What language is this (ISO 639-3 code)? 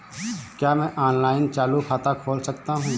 hin